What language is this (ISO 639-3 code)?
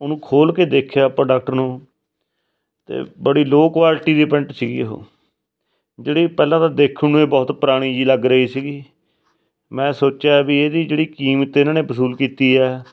pan